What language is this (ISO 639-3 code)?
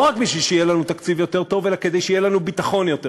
heb